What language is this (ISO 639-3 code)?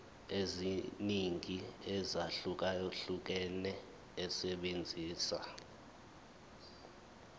zul